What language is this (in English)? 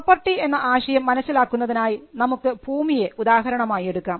Malayalam